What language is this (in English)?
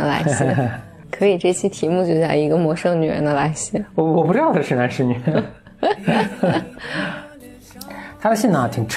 Chinese